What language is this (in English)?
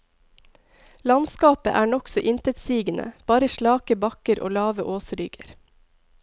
Norwegian